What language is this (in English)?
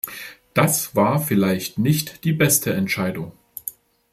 German